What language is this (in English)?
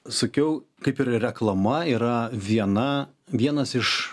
Lithuanian